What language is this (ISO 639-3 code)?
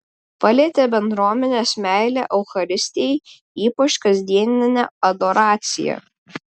lit